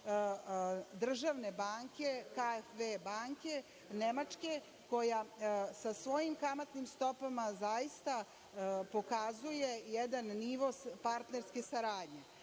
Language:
Serbian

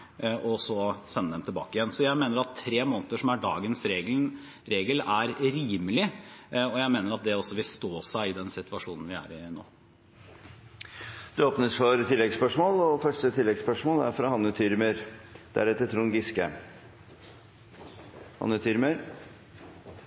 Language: Norwegian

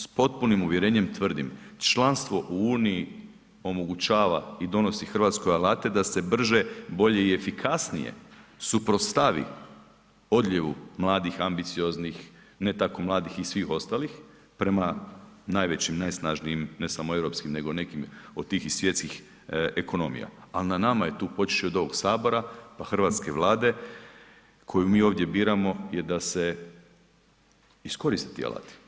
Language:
Croatian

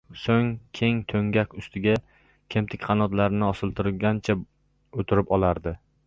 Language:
Uzbek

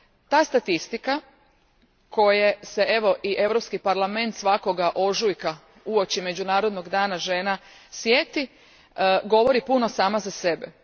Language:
Croatian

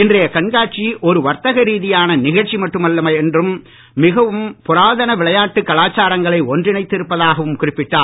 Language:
Tamil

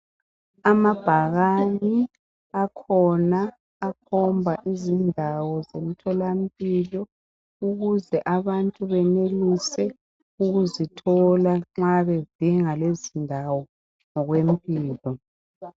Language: North Ndebele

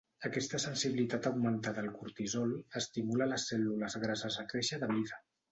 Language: Catalan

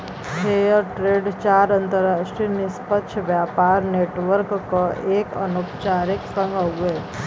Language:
Bhojpuri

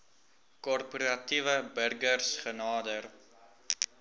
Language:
Afrikaans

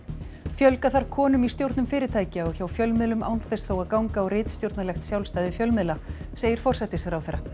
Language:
Icelandic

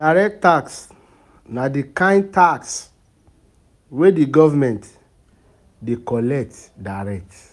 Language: Nigerian Pidgin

